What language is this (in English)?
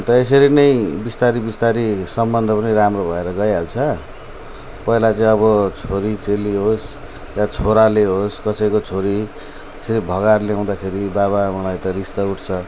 Nepali